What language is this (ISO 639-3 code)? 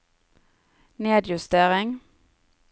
nor